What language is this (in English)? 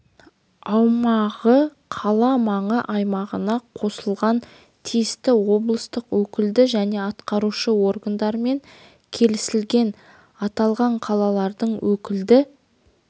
Kazakh